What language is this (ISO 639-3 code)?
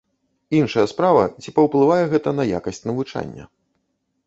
bel